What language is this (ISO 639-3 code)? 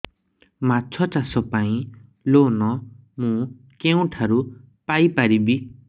ori